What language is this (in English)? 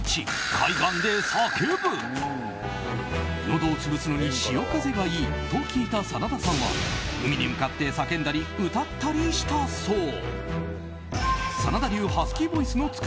Japanese